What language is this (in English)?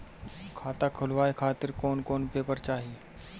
Bhojpuri